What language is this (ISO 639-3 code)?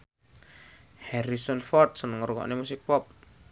jav